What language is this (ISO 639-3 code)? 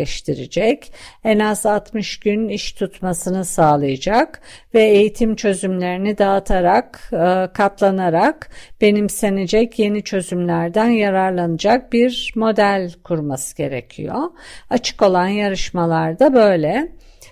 tur